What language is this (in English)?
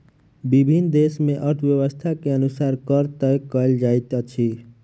Maithili